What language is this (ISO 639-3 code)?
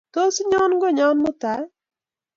kln